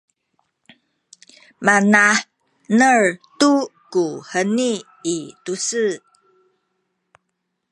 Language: Sakizaya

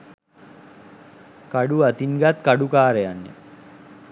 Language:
Sinhala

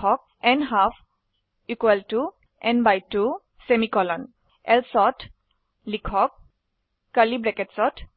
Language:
Assamese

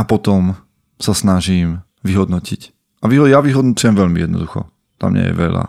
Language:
Slovak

